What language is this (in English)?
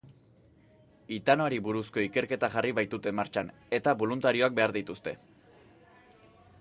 Basque